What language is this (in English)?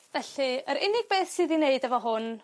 Welsh